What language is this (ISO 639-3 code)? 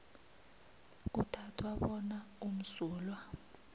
nbl